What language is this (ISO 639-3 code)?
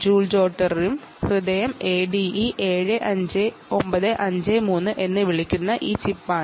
mal